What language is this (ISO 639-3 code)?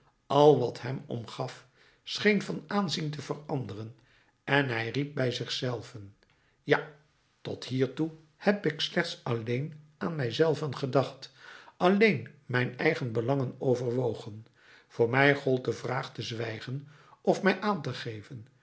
nld